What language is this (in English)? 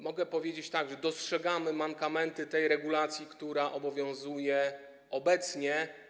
Polish